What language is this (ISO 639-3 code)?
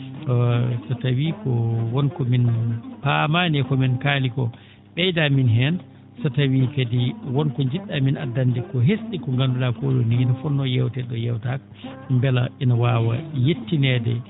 ful